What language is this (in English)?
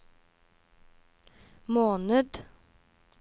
Norwegian